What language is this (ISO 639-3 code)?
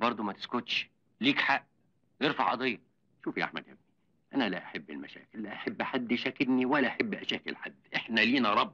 ara